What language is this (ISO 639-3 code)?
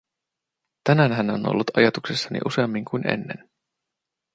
fin